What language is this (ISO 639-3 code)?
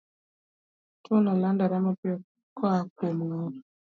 luo